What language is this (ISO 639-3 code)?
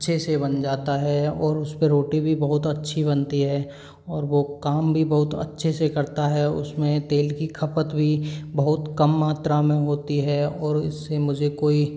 hin